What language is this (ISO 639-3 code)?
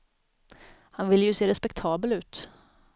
swe